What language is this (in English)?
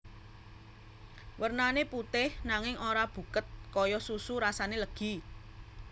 Javanese